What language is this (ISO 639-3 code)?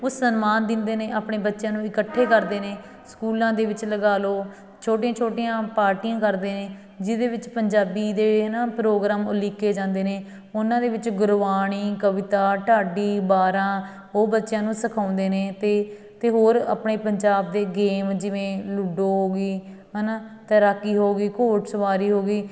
pan